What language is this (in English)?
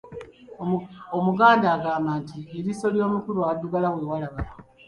Ganda